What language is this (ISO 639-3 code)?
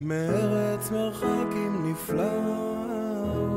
heb